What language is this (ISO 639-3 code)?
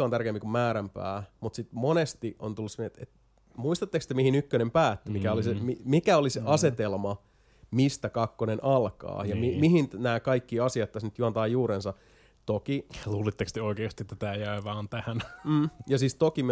fin